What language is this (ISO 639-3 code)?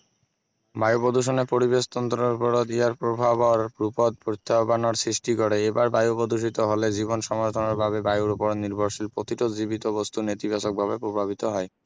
asm